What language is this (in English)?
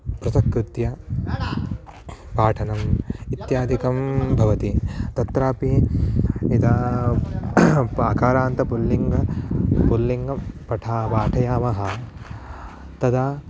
Sanskrit